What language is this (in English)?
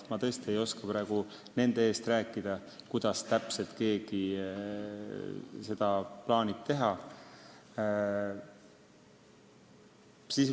Estonian